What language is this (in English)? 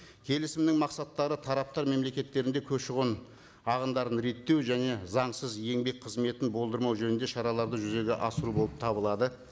Kazakh